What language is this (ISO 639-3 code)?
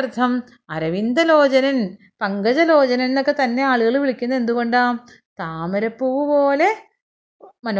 mal